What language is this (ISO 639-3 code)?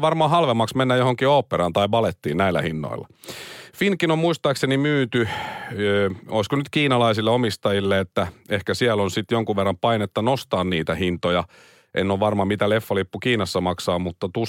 fin